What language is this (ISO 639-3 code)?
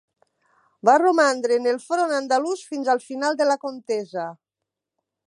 cat